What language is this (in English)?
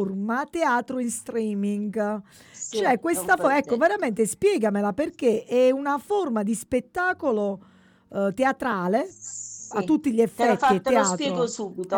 Italian